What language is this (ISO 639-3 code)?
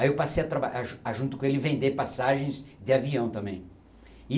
por